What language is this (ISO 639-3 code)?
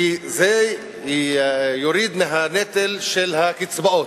heb